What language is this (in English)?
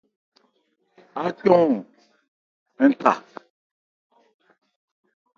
Ebrié